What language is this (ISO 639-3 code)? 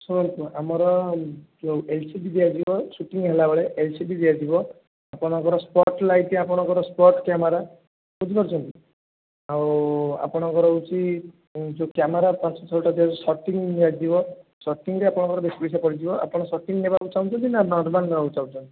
ori